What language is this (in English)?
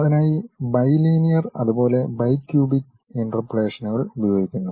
Malayalam